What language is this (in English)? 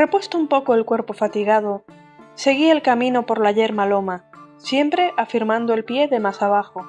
Spanish